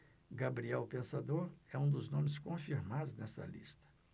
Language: Portuguese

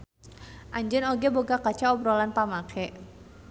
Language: Sundanese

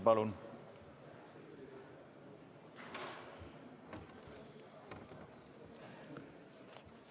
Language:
Estonian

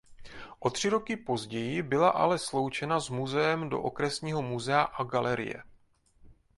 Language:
Czech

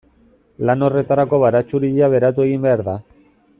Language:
Basque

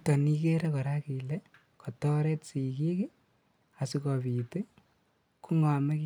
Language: Kalenjin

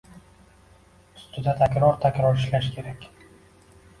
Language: Uzbek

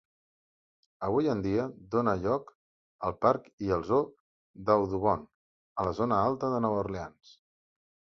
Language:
Catalan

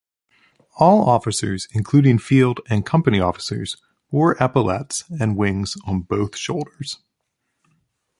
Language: English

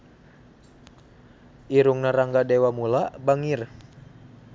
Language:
Sundanese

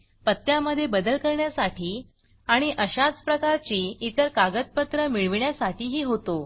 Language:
Marathi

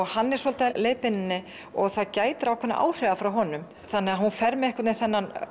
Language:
Icelandic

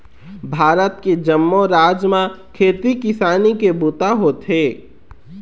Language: Chhattisgarhi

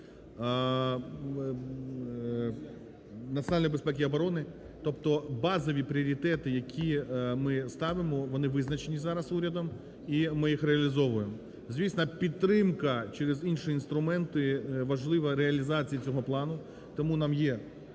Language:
Ukrainian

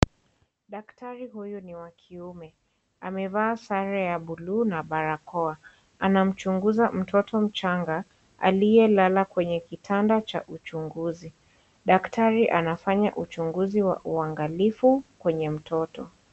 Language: Swahili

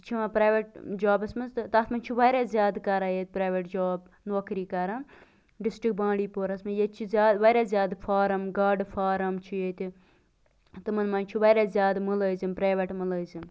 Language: Kashmiri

